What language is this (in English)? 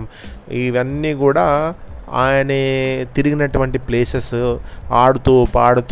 Telugu